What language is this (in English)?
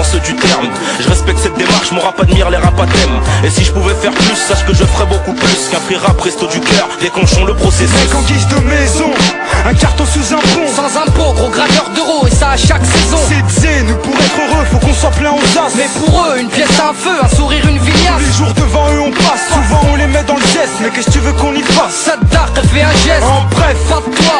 French